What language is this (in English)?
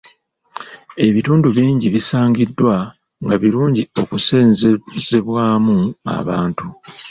Ganda